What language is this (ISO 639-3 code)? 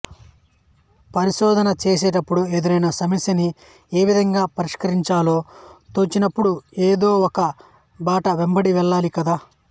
tel